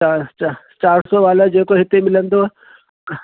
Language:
Sindhi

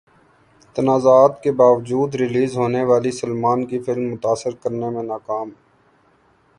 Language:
Urdu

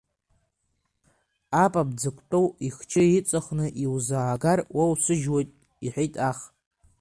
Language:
Abkhazian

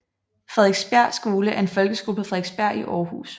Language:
Danish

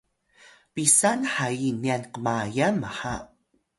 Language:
Atayal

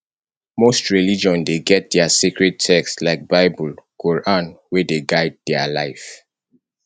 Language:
Nigerian Pidgin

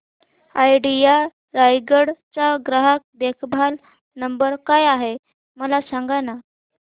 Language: Marathi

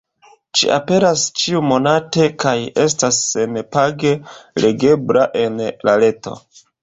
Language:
Esperanto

